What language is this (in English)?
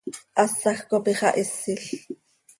Seri